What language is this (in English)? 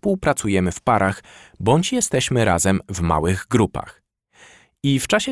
Polish